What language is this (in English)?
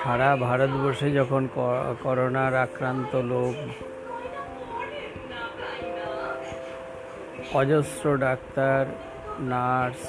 Bangla